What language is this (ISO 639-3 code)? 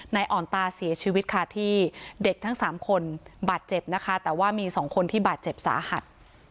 tha